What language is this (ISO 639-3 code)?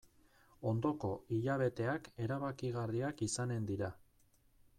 eus